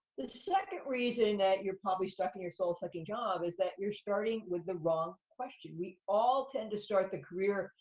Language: English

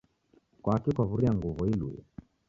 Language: Taita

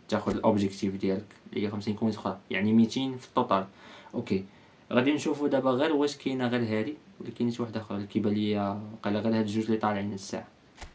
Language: Arabic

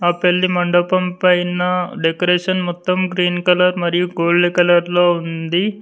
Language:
Telugu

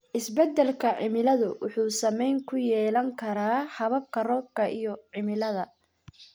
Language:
Somali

